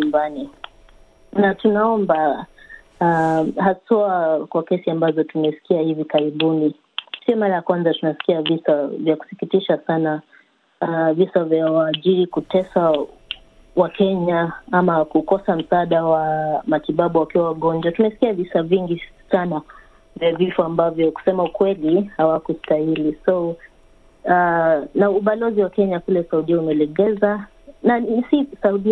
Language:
Swahili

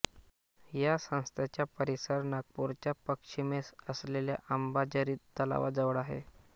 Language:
Marathi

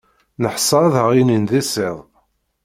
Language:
Kabyle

